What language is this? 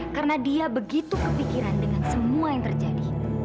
Indonesian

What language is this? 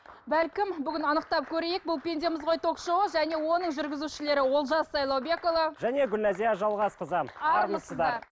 Kazakh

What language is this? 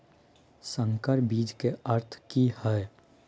Maithili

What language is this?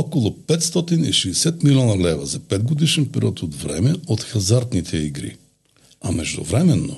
Bulgarian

